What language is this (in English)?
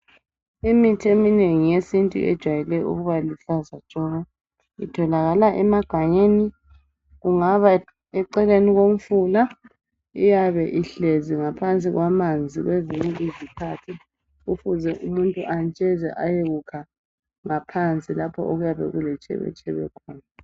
North Ndebele